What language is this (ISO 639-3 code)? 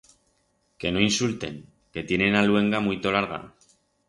arg